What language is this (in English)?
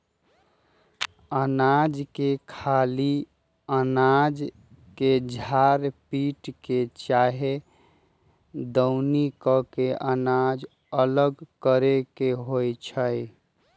Magahi